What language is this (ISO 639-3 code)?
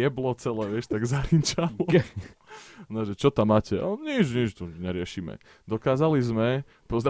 slk